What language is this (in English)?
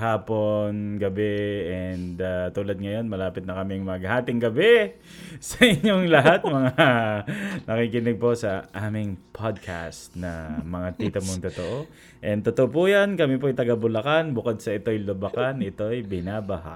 Filipino